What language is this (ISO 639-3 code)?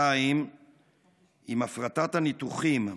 heb